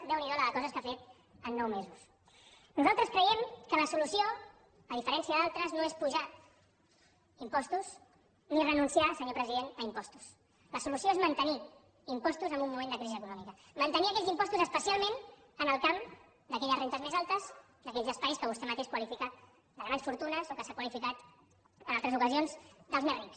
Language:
Catalan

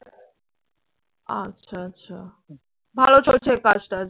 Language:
Bangla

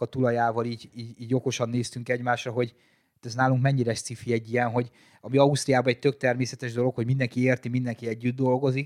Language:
Hungarian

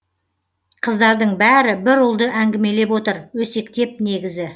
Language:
Kazakh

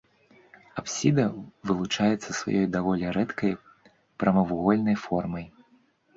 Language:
Belarusian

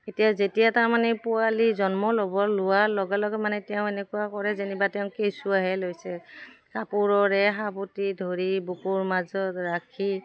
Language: Assamese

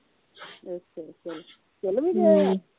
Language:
Punjabi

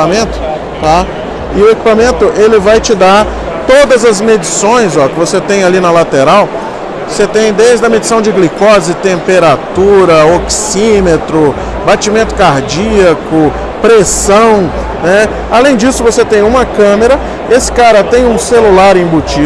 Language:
Portuguese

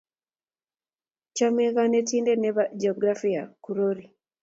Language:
Kalenjin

